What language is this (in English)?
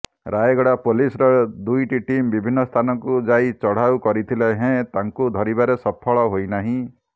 Odia